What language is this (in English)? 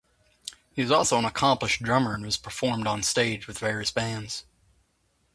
English